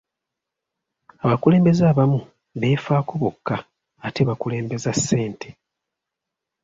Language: Ganda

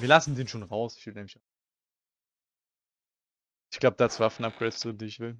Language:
German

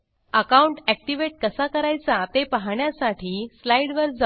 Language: Marathi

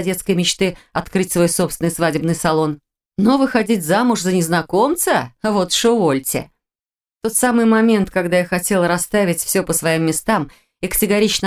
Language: Russian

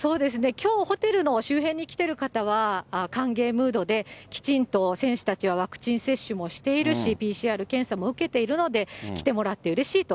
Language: Japanese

